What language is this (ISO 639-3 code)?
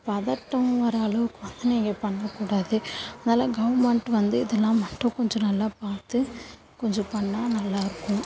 tam